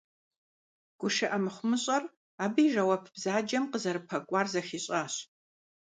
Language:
Kabardian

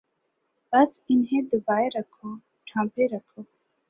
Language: Urdu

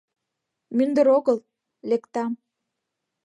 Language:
Mari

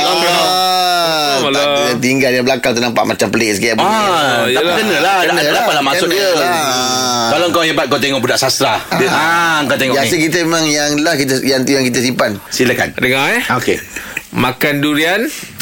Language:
Malay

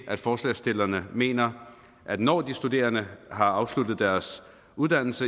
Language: Danish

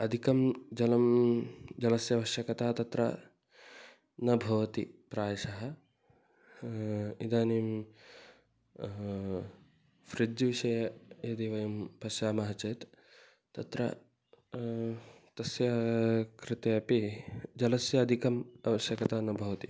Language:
Sanskrit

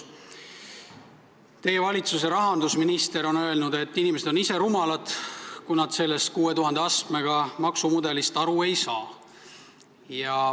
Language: Estonian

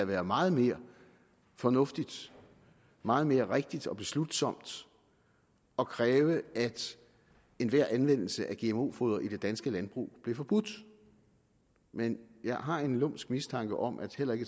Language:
Danish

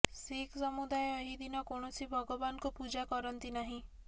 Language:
Odia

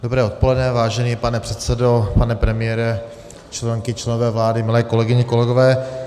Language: Czech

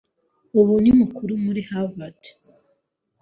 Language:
Kinyarwanda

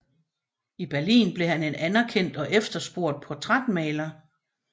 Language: Danish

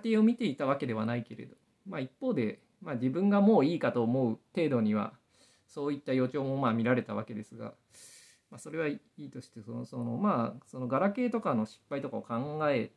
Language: Japanese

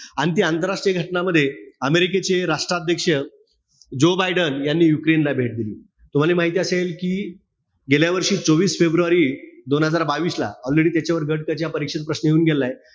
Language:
Marathi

